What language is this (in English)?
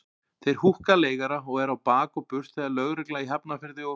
Icelandic